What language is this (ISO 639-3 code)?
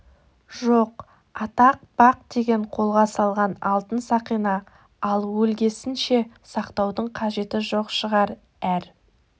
kaz